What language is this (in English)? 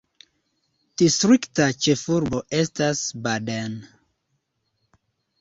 Esperanto